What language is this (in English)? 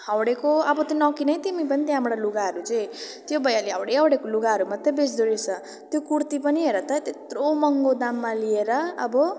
Nepali